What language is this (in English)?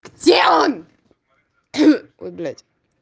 Russian